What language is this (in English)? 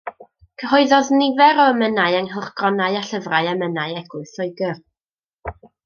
Welsh